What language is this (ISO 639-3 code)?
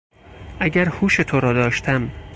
fas